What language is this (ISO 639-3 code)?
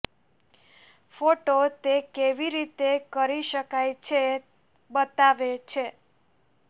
guj